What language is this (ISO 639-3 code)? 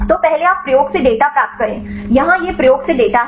hin